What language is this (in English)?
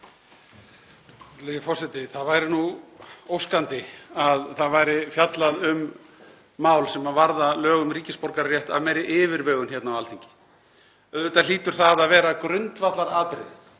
Icelandic